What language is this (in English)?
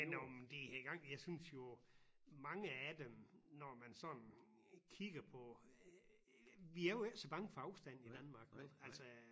Danish